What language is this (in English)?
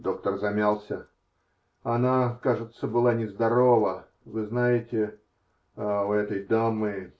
Russian